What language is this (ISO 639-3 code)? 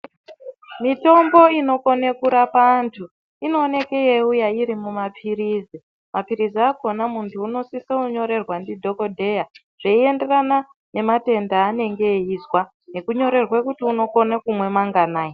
ndc